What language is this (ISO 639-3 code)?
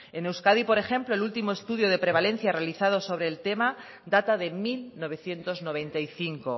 spa